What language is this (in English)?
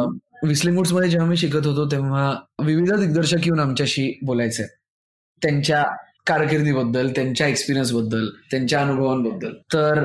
Marathi